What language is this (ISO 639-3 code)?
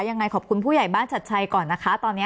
tha